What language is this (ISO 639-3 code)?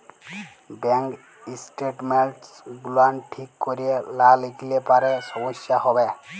ben